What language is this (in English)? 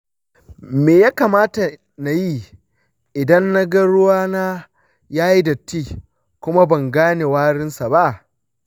Hausa